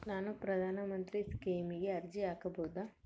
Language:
Kannada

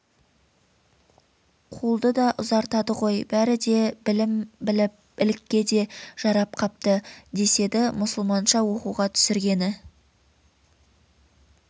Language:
Kazakh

